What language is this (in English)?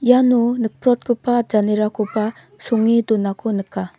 Garo